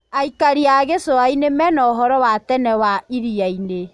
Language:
Kikuyu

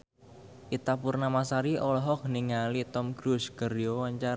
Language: Sundanese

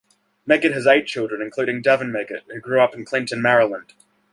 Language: English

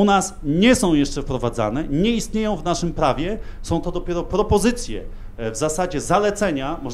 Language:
Polish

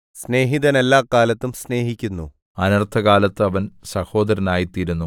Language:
Malayalam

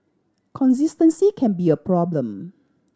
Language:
English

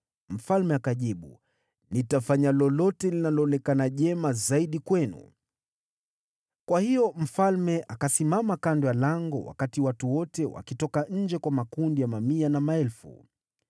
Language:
Swahili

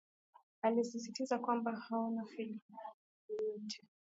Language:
Swahili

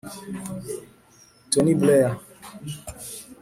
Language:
Kinyarwanda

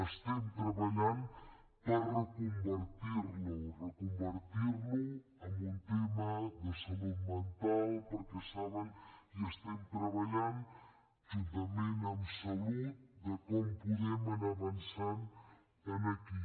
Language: Catalan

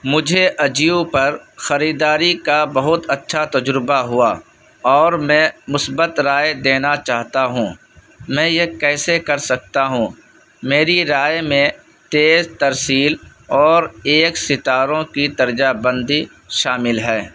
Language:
Urdu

